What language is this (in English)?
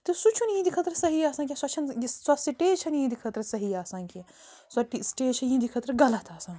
Kashmiri